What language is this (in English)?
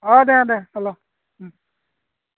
Assamese